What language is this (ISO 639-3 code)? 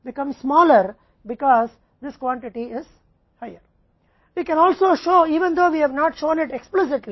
hin